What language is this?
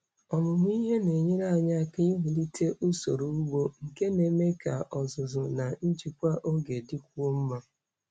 Igbo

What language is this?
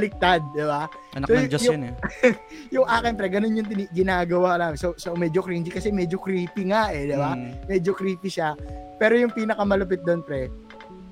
Filipino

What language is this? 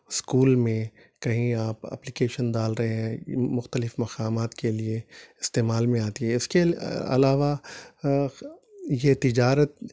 Urdu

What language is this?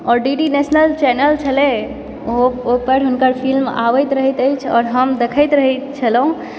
Maithili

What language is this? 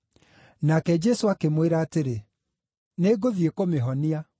Kikuyu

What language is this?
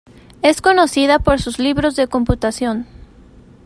Spanish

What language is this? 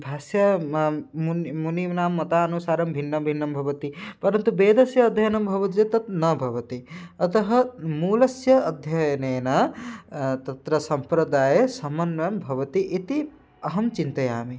Sanskrit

